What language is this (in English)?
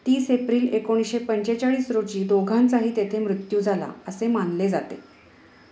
Marathi